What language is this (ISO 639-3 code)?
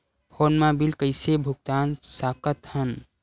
hne